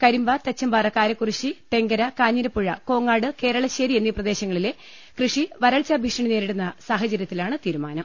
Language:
Malayalam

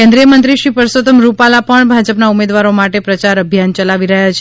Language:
Gujarati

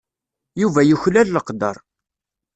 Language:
Kabyle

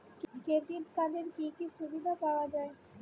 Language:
Bangla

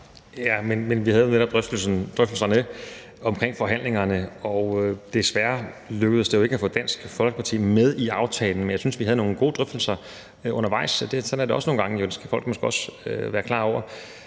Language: Danish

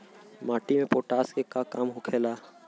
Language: Bhojpuri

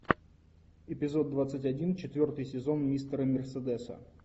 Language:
Russian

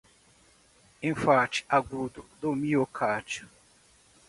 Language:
Portuguese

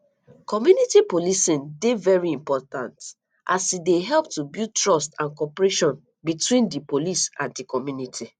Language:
Nigerian Pidgin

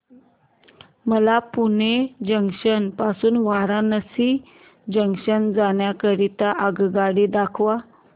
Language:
Marathi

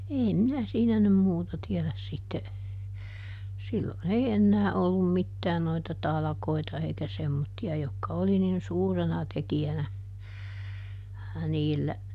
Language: Finnish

